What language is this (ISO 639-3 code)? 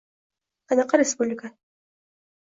uzb